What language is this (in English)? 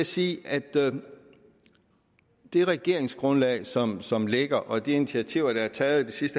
Danish